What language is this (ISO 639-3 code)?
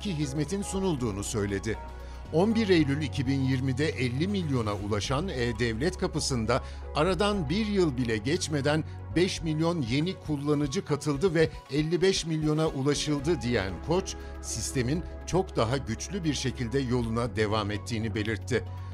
tur